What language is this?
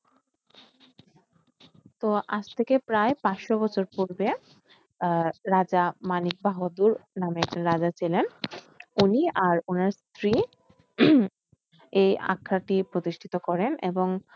Bangla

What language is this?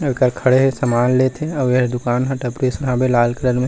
Chhattisgarhi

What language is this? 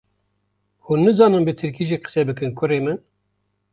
Kurdish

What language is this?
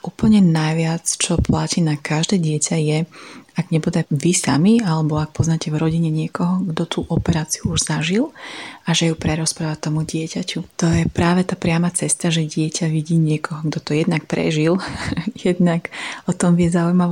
Slovak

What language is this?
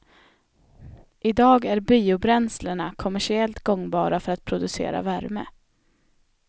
Swedish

